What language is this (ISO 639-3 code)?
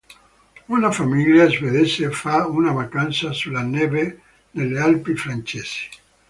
ita